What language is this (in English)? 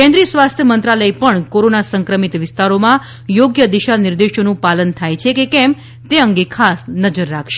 Gujarati